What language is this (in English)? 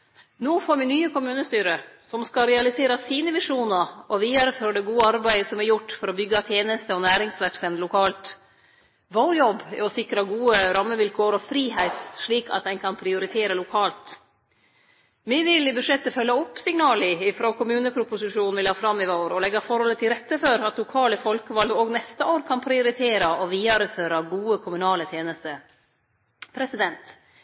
Norwegian Nynorsk